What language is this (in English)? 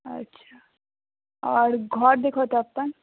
Maithili